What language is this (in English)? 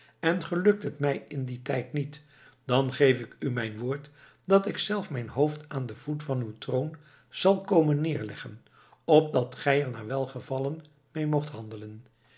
Dutch